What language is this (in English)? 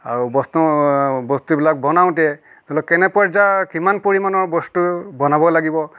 Assamese